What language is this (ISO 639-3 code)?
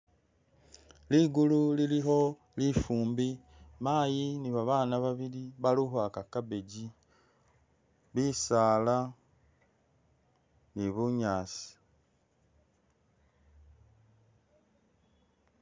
myx